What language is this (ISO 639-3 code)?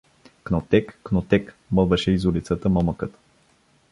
bul